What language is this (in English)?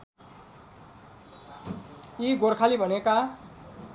Nepali